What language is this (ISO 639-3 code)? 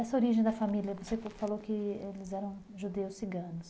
por